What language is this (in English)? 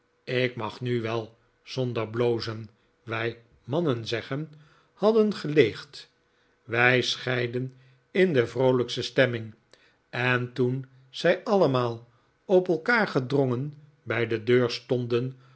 Dutch